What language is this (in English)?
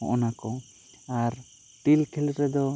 Santali